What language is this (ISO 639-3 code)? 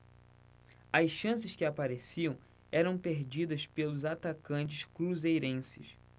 por